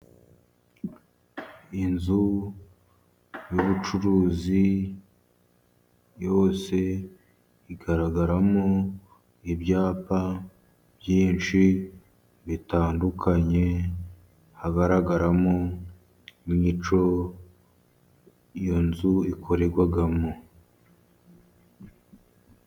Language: Kinyarwanda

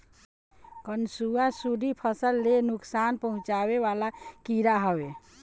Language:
Bhojpuri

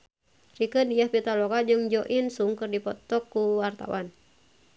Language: Sundanese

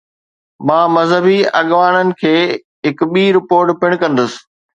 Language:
Sindhi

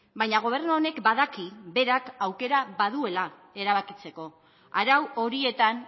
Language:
Basque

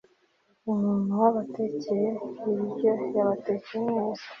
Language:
Kinyarwanda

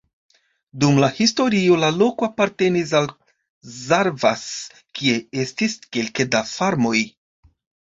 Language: Esperanto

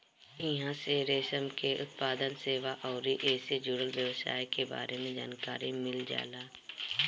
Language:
Bhojpuri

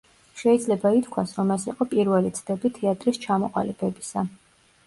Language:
Georgian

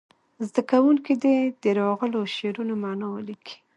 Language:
Pashto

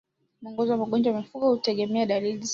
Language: Swahili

